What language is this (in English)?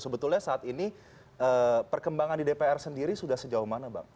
Indonesian